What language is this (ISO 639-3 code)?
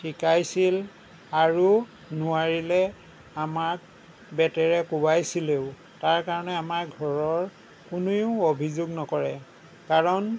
asm